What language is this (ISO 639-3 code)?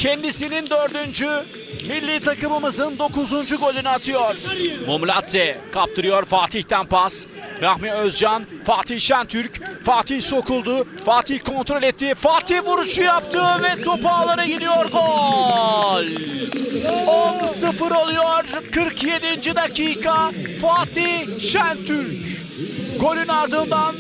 tur